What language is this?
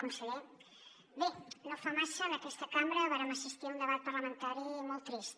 Catalan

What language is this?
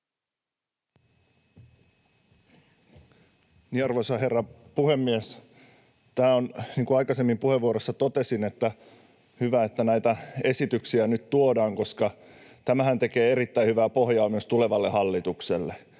Finnish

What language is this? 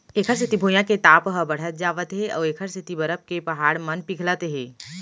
Chhattisgarhi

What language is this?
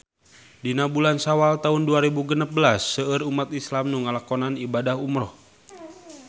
Sundanese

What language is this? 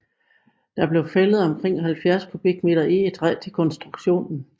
Danish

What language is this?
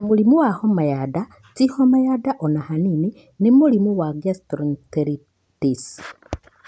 Kikuyu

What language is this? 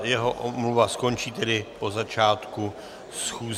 Czech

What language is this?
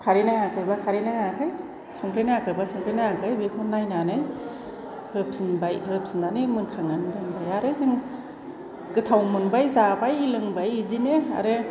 Bodo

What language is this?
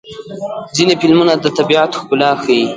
Pashto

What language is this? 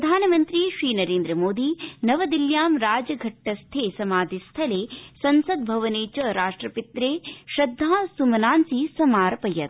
Sanskrit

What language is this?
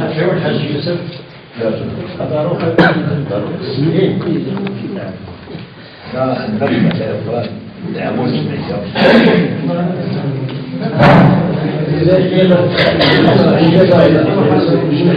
Arabic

